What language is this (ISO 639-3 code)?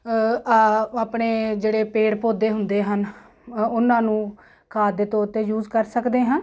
pan